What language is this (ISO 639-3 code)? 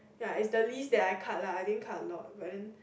eng